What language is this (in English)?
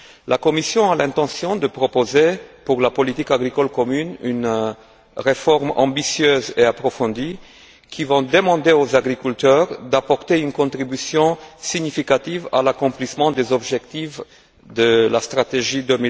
French